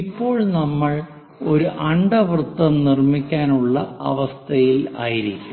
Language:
Malayalam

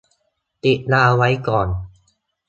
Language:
Thai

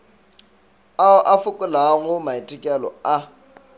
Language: Northern Sotho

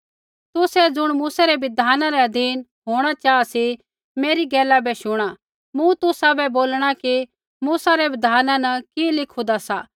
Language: Kullu Pahari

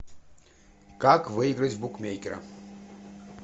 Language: Russian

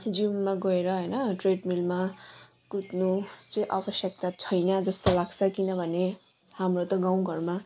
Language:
Nepali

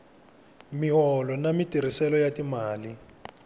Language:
Tsonga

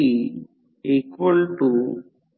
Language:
Marathi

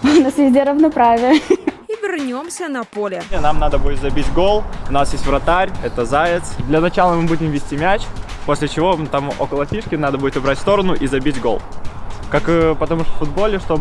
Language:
Russian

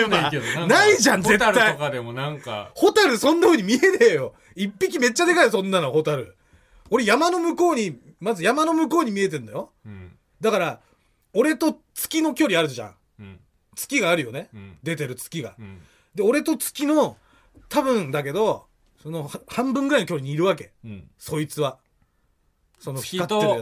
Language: Japanese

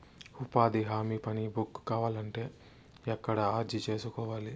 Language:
Telugu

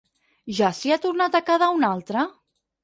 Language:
Catalan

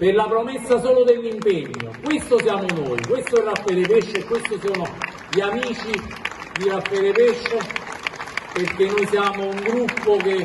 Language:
Italian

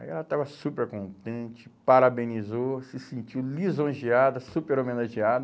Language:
Portuguese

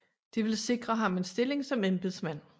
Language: Danish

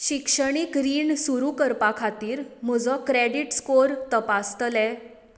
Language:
Konkani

